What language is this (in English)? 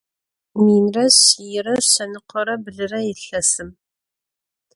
Adyghe